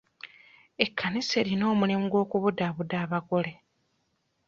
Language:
Ganda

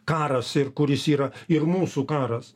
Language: Lithuanian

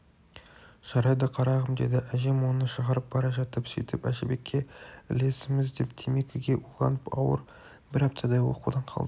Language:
Kazakh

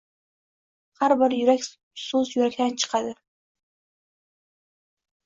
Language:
Uzbek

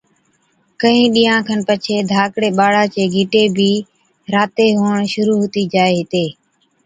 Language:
Od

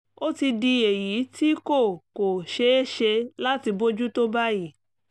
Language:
Yoruba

